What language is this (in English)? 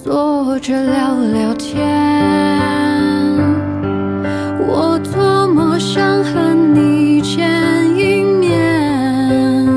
Chinese